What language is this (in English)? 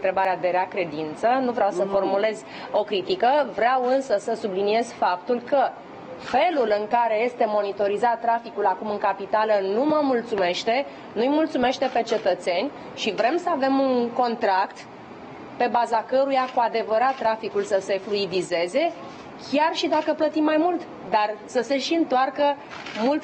Romanian